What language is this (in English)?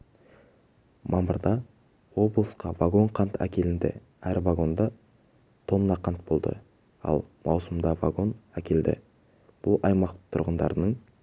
Kazakh